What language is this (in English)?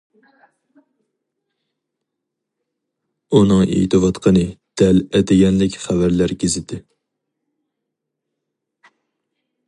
Uyghur